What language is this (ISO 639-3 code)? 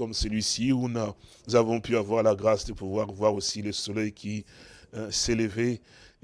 fra